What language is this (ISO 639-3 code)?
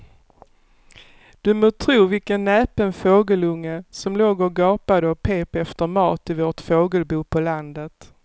swe